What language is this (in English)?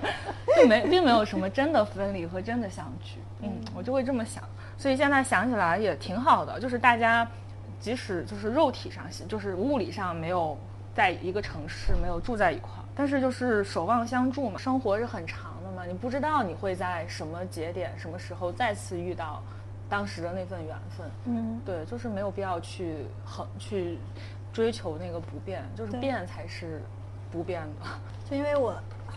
Chinese